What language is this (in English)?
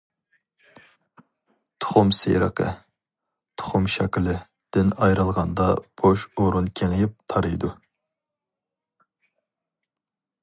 Uyghur